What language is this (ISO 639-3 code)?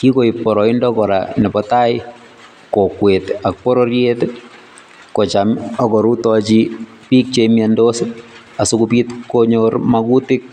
kln